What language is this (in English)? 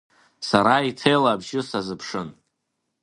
Abkhazian